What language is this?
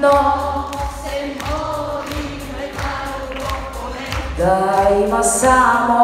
Bulgarian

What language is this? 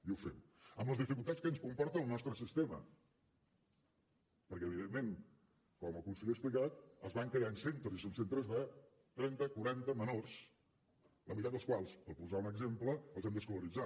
Catalan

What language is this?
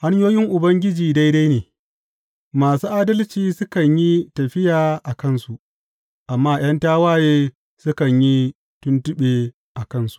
Hausa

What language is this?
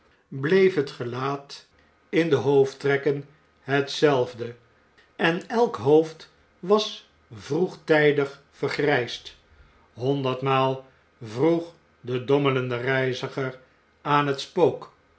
Dutch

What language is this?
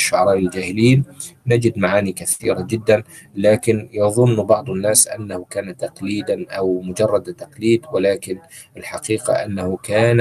Arabic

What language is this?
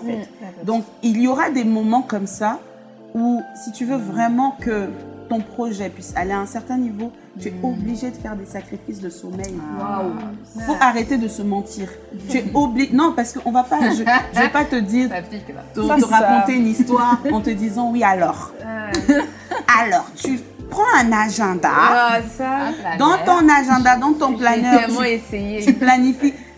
French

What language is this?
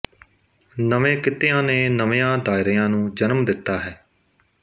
Punjabi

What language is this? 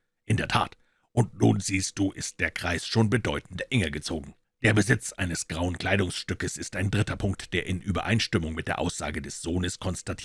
German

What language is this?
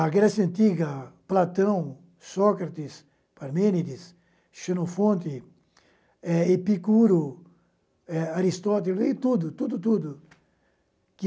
Portuguese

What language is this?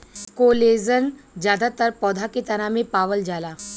Bhojpuri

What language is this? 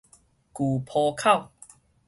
Min Nan Chinese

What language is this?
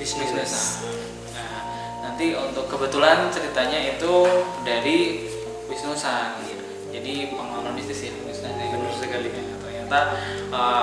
Indonesian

